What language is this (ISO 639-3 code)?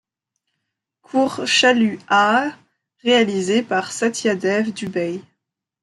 fra